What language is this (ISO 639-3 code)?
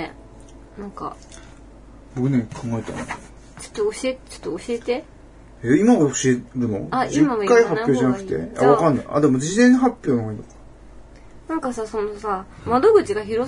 jpn